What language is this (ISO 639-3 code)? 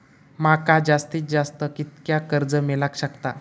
mar